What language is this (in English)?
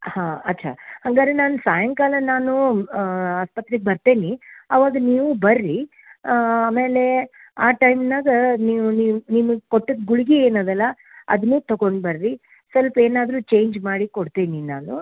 Kannada